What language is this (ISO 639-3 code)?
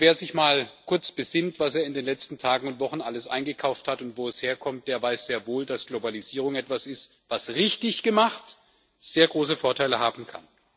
deu